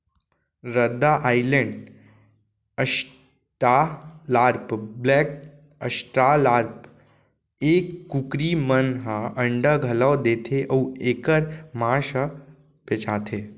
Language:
Chhattisgarhi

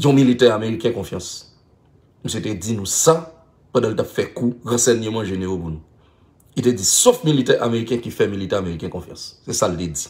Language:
French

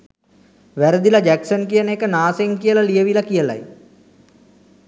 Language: Sinhala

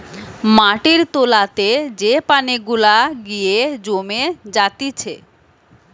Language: Bangla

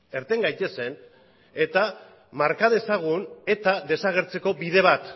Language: Basque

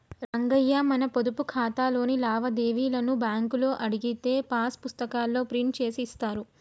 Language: Telugu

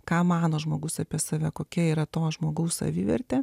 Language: Lithuanian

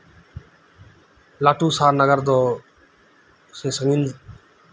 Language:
Santali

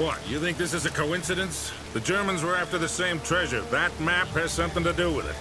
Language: Arabic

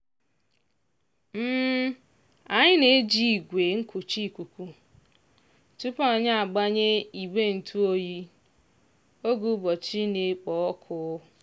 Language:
Igbo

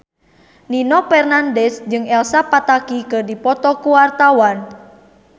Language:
Sundanese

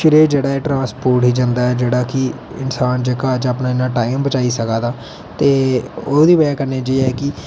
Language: Dogri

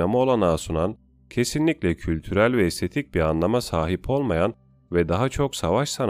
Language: Turkish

